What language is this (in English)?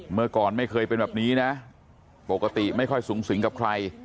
Thai